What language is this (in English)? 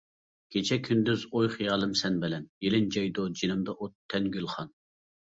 Uyghur